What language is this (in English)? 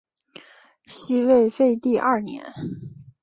Chinese